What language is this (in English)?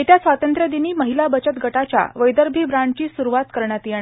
Marathi